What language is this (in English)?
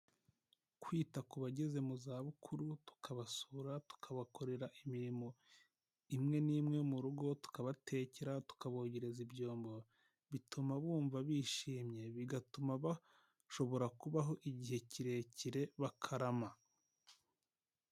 Kinyarwanda